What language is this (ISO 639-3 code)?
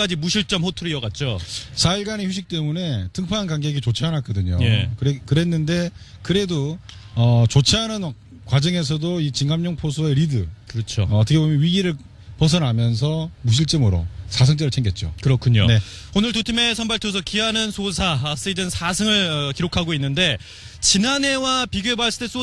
kor